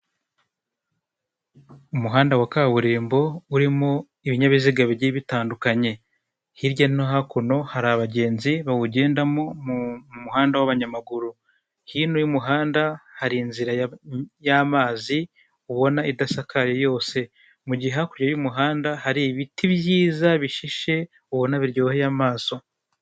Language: Kinyarwanda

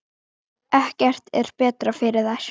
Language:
Icelandic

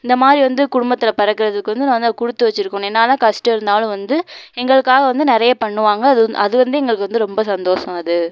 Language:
Tamil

